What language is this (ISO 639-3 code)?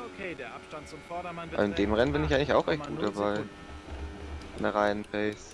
deu